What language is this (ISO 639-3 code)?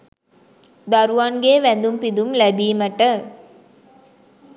sin